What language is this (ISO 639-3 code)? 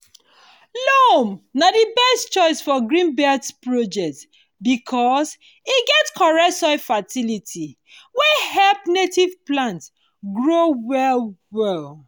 pcm